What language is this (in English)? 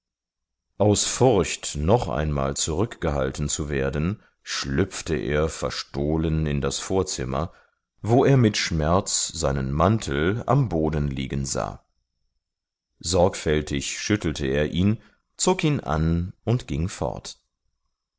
German